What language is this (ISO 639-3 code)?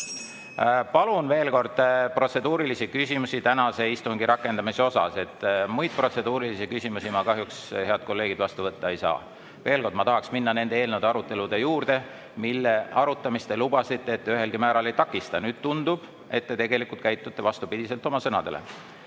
est